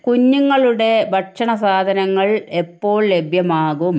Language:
Malayalam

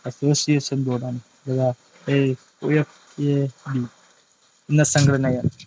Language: Malayalam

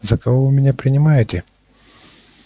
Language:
Russian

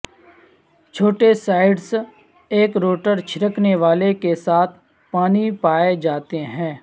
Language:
Urdu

